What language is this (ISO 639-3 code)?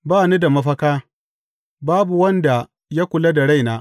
hau